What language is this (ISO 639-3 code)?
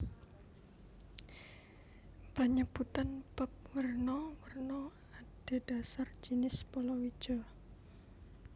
jav